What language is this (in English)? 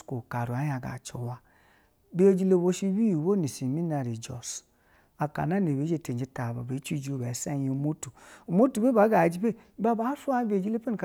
Basa (Nigeria)